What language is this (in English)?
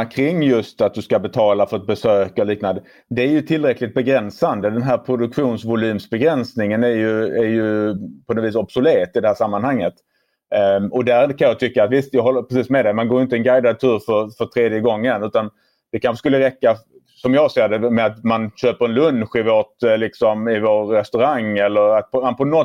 Swedish